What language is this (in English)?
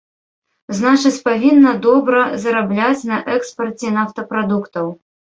Belarusian